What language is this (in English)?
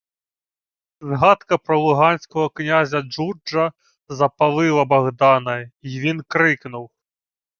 Ukrainian